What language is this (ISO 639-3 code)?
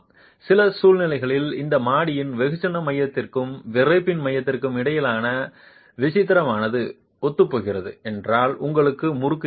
tam